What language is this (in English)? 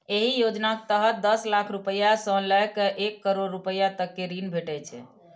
Maithili